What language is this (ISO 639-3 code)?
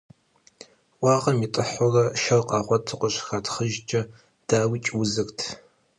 kbd